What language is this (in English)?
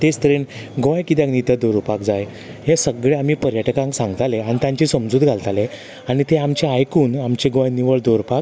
Konkani